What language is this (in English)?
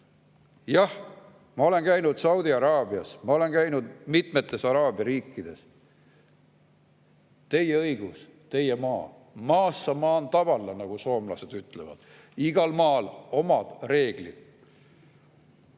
Estonian